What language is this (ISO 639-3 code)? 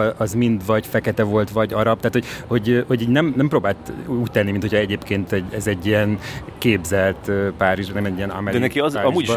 hun